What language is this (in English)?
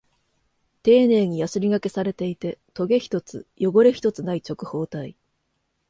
Japanese